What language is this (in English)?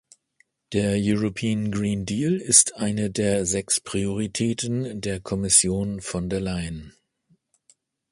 German